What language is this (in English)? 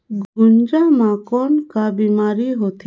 Chhattisgarhi